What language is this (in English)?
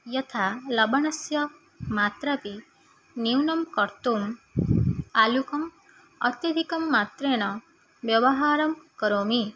Sanskrit